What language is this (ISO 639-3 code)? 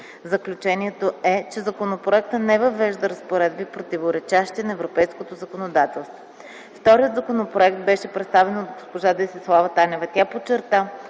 bul